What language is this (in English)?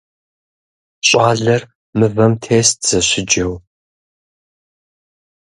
Kabardian